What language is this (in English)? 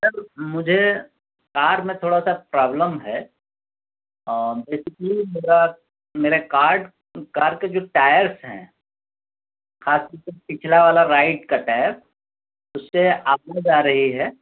Urdu